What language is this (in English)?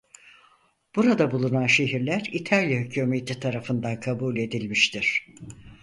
Turkish